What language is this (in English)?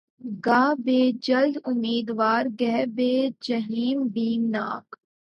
Urdu